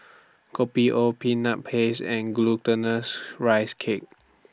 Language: English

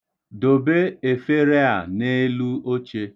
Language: Igbo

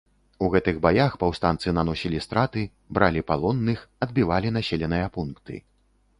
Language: Belarusian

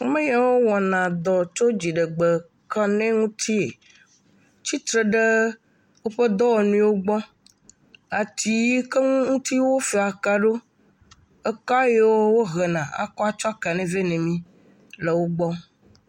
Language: Ewe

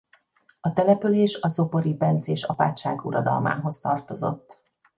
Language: Hungarian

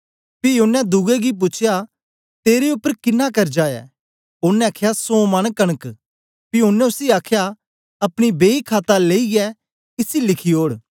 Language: Dogri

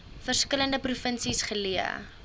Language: Afrikaans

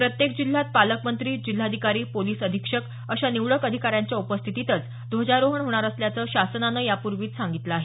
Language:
Marathi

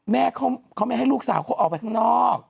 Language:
Thai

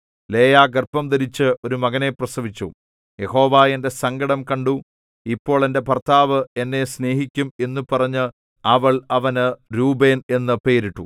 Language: Malayalam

